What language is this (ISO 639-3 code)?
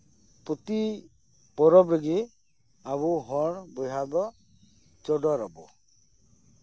sat